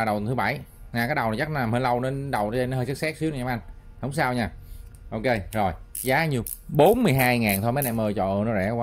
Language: Vietnamese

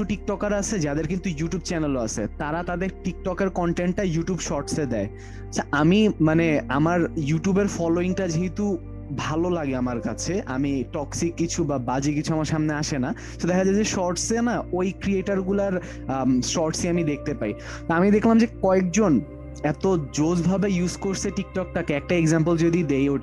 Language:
Bangla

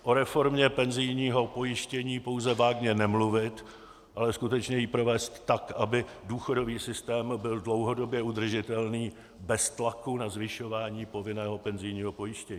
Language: Czech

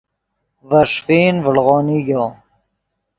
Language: Yidgha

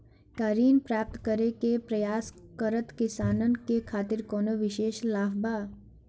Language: Bhojpuri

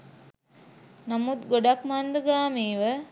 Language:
Sinhala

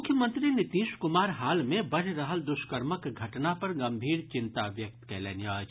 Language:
Maithili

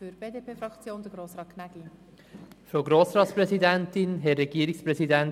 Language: Swiss German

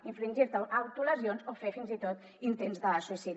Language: Catalan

